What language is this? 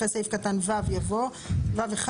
Hebrew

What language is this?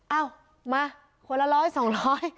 Thai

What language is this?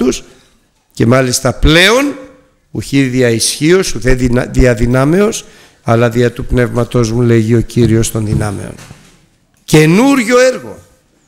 Greek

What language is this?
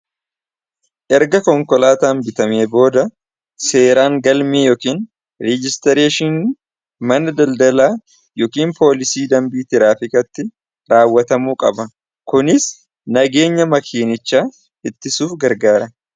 Oromo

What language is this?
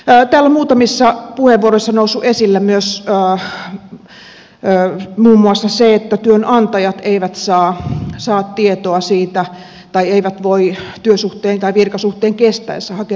Finnish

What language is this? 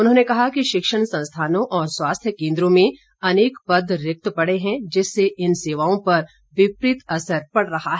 Hindi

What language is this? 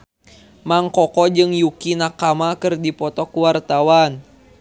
Sundanese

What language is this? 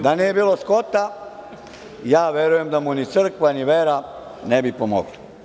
Serbian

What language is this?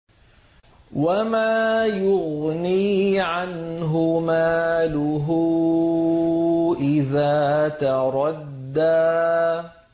Arabic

